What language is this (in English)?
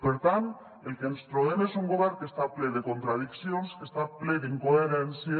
Catalan